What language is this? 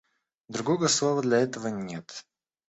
Russian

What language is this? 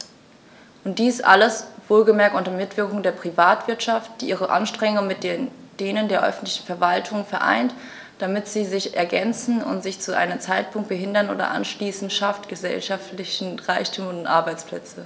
German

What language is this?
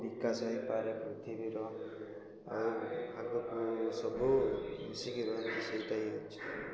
Odia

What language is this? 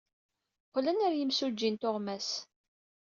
Kabyle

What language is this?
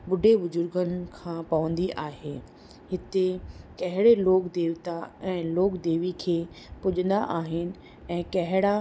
Sindhi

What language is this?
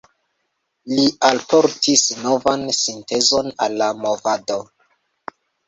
Esperanto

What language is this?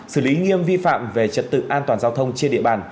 Vietnamese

